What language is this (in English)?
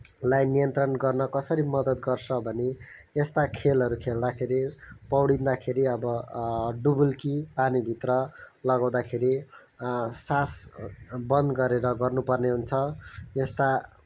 Nepali